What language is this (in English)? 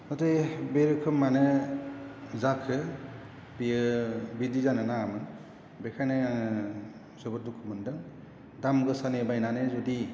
Bodo